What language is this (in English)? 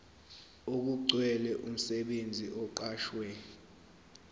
Zulu